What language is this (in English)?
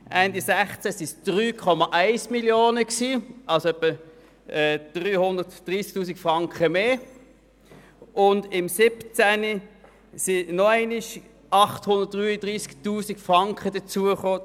Swiss German